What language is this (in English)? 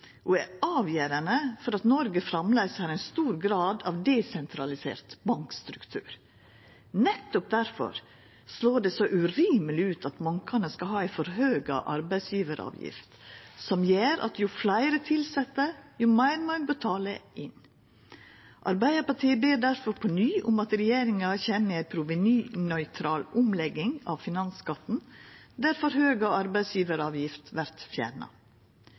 Norwegian Nynorsk